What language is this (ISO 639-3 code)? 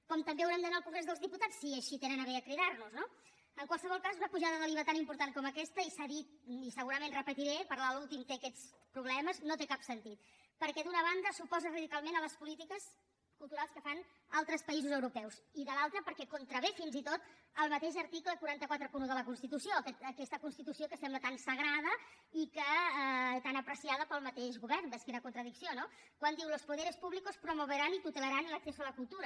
cat